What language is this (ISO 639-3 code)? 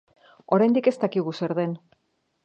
eus